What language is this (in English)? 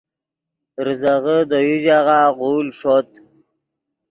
Yidgha